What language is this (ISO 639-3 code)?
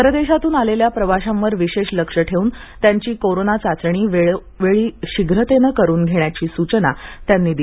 mar